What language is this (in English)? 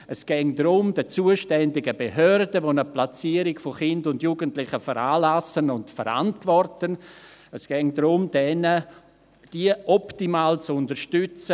Swiss German